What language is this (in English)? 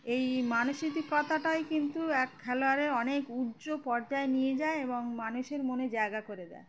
Bangla